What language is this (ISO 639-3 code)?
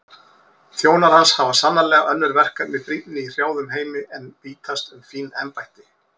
isl